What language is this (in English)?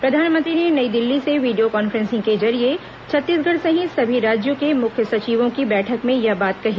Hindi